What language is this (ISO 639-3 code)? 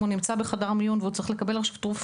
heb